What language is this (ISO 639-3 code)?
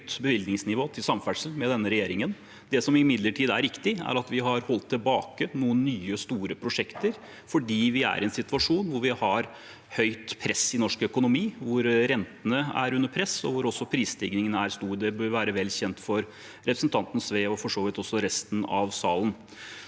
nor